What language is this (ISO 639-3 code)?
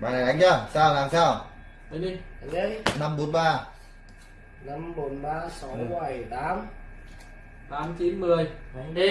vie